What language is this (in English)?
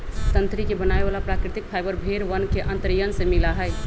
Magahi